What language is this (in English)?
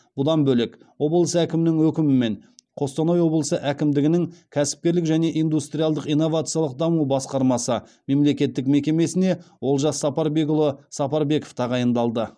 Kazakh